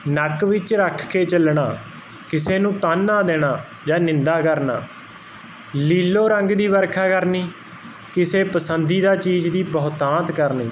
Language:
Punjabi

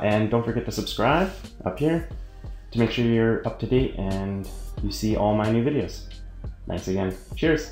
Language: English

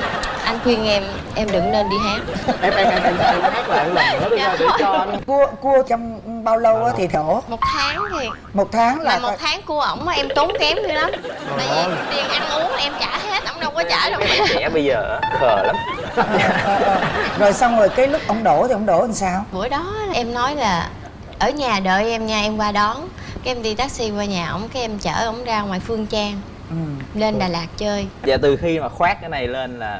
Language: Vietnamese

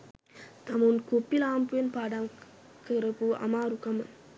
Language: Sinhala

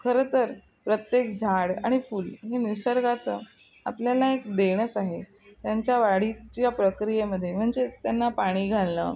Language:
Marathi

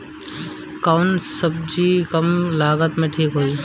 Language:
Bhojpuri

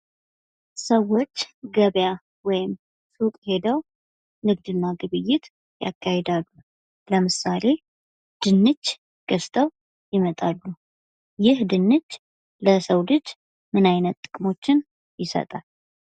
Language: Amharic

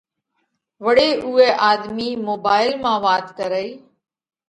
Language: Parkari Koli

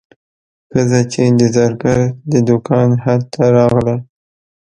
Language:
Pashto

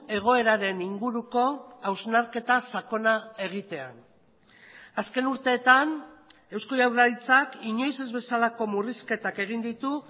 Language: Basque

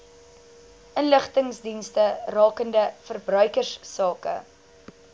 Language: Afrikaans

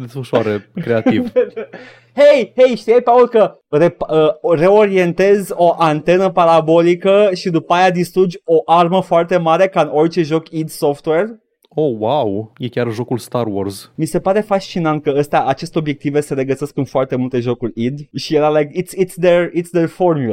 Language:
Romanian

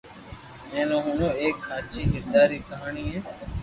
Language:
Loarki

